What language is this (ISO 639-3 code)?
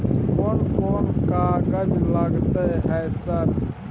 mai